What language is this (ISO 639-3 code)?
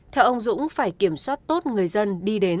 vie